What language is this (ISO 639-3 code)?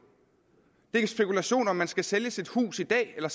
dan